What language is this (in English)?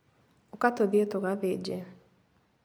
Kikuyu